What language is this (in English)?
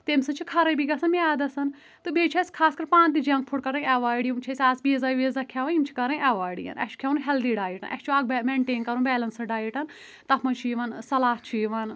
Kashmiri